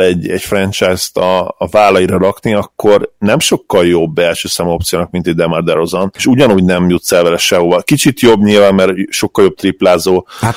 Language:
Hungarian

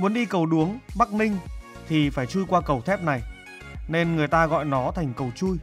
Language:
Vietnamese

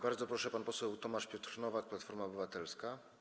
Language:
Polish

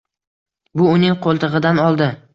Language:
Uzbek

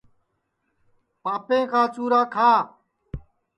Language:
Sansi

